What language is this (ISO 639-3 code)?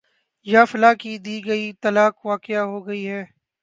urd